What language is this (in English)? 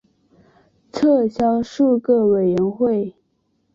Chinese